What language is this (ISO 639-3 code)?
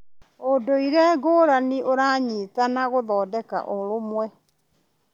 kik